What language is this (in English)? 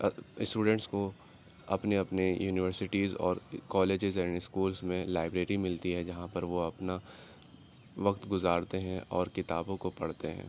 Urdu